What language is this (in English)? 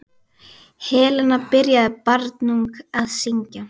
Icelandic